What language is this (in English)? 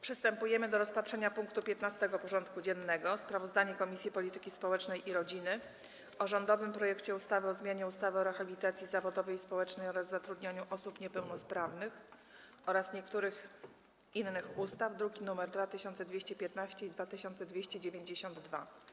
Polish